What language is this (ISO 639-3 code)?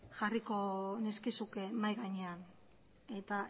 eus